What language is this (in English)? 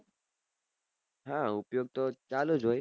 Gujarati